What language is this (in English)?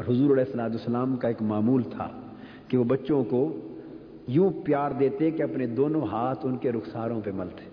Urdu